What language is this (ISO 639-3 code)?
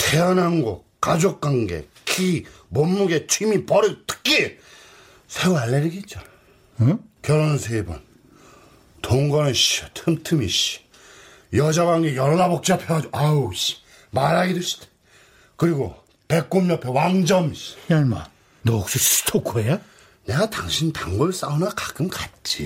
kor